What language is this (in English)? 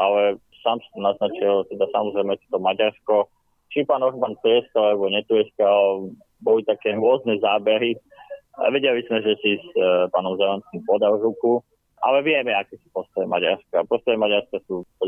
Slovak